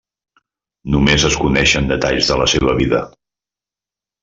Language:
Catalan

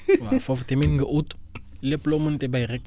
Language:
Wolof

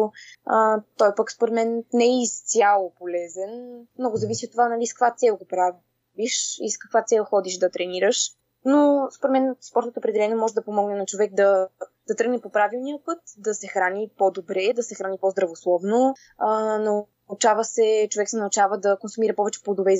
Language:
Bulgarian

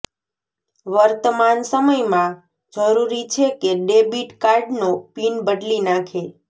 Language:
Gujarati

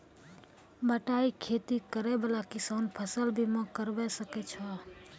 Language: Maithili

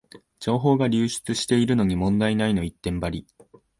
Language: Japanese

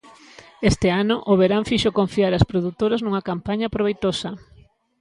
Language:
Galician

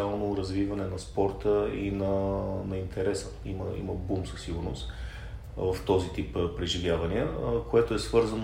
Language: Bulgarian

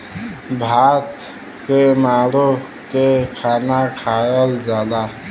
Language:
Bhojpuri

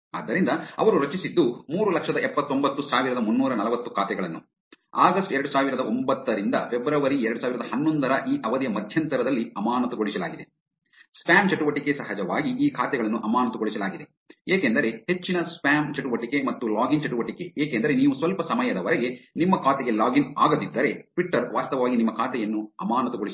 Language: Kannada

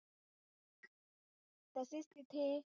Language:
Marathi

